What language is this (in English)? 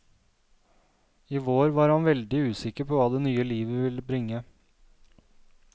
Norwegian